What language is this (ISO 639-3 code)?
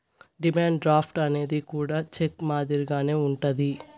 tel